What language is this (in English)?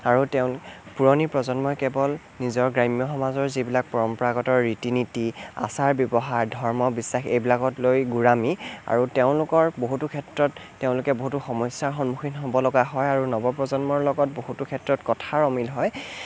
Assamese